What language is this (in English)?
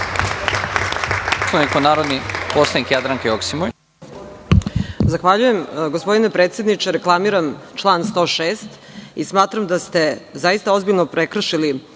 Serbian